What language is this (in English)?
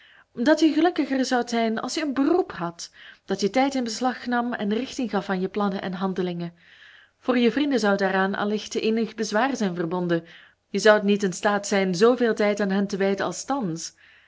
Dutch